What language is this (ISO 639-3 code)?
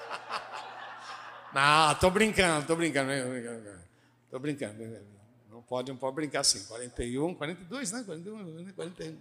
por